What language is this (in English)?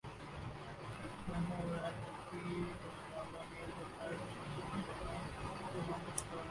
Urdu